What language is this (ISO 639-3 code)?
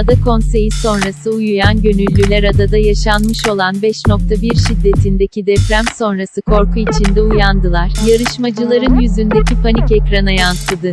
tur